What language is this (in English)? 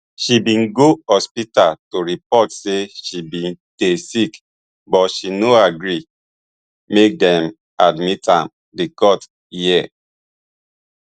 Nigerian Pidgin